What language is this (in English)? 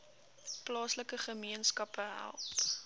Afrikaans